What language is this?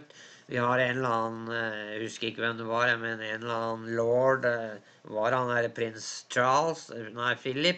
Norwegian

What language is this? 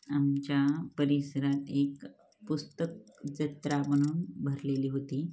Marathi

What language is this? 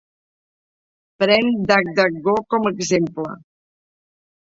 Catalan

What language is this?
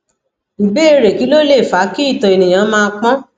Yoruba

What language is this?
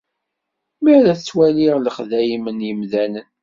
Kabyle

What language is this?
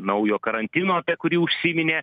Lithuanian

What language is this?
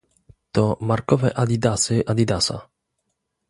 Polish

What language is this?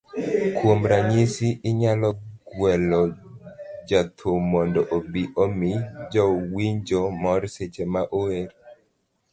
Luo (Kenya and Tanzania)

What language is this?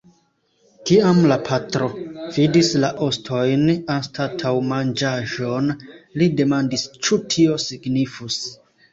Esperanto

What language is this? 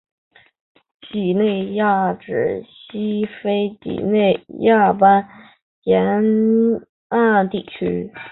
Chinese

